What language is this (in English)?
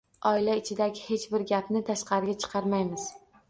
Uzbek